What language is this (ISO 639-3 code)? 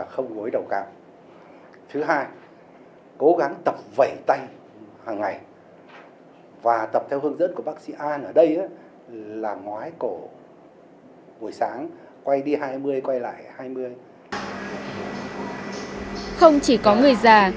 vie